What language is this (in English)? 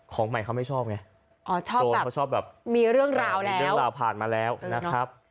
Thai